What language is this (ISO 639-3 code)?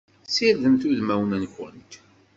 kab